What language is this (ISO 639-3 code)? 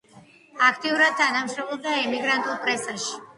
kat